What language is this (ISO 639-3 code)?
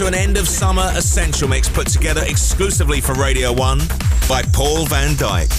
eng